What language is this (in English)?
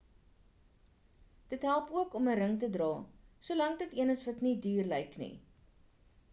Afrikaans